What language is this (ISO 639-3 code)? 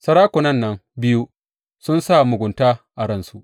hau